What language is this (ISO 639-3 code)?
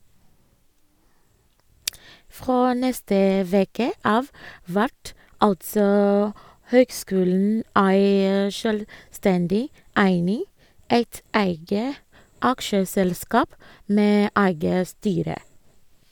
nor